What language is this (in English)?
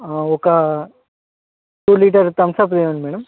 Telugu